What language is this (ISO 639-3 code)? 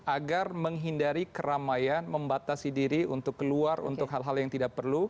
ind